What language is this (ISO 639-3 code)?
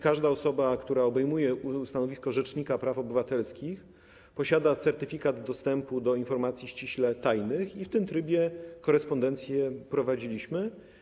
pol